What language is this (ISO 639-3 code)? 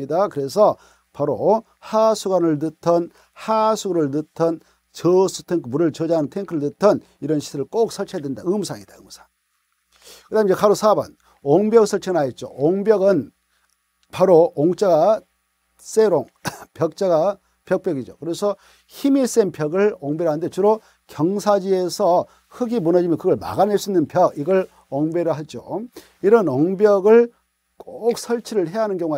kor